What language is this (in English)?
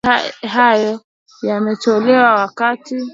Swahili